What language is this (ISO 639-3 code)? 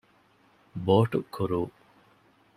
div